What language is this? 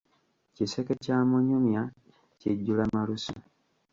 Ganda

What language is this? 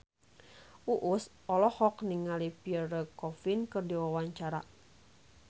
Sundanese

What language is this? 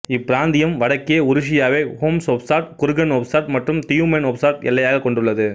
Tamil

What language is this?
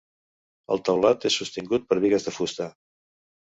Catalan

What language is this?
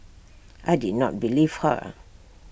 English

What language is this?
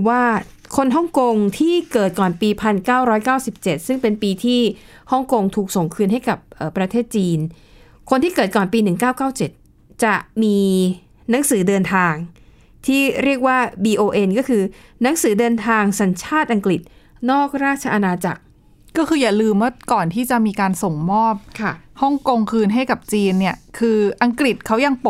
Thai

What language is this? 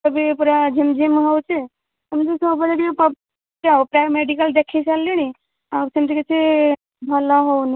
Odia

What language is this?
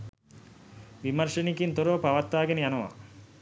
Sinhala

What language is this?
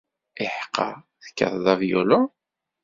Kabyle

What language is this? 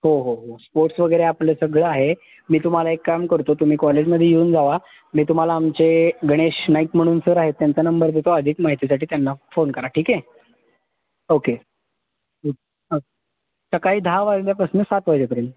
Marathi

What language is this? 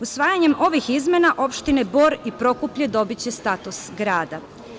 Serbian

